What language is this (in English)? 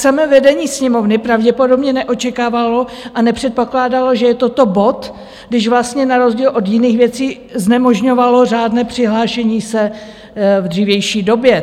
Czech